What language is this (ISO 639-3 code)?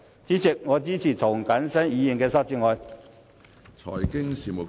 yue